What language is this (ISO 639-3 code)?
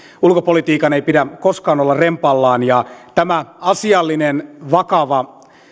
fin